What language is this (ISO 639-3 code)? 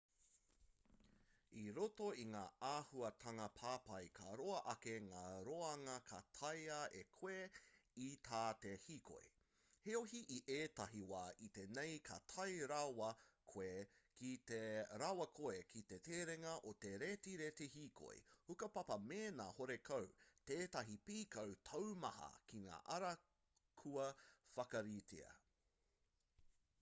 mri